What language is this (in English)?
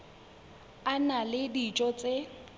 Southern Sotho